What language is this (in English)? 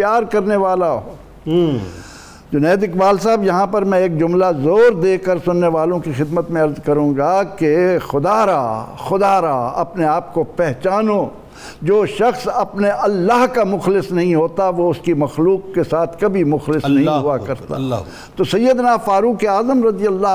Urdu